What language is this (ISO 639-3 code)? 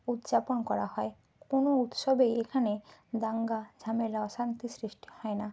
ben